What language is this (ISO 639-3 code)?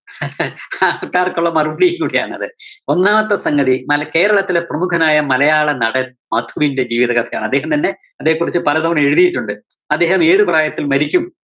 mal